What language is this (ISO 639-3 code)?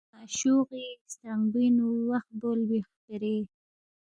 bft